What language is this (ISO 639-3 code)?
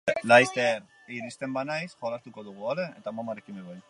eus